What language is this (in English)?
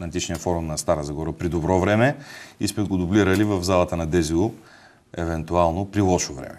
Bulgarian